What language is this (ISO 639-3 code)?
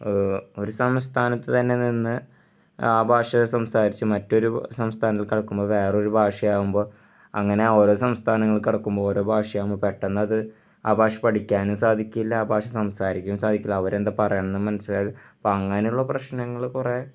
mal